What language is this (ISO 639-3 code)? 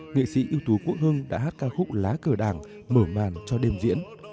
vie